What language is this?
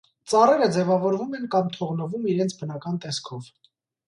Armenian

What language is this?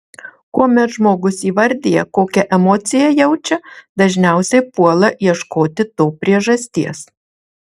Lithuanian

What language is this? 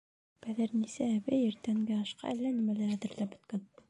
Bashkir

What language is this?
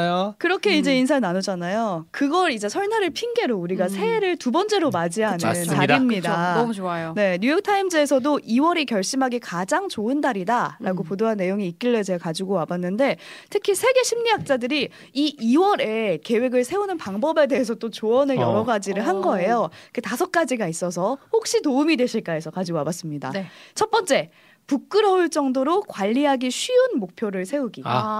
Korean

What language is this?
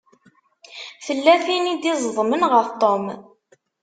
Kabyle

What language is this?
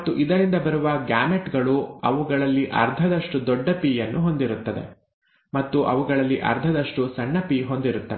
Kannada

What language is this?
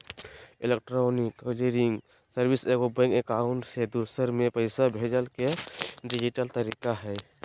Magahi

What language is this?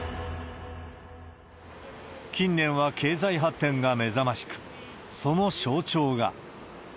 Japanese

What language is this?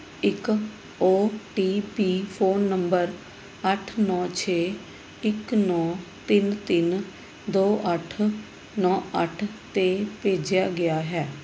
Punjabi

